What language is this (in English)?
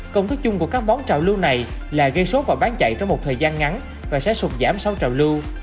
Vietnamese